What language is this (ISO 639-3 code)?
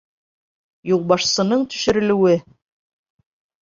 bak